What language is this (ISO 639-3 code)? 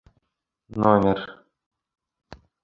bak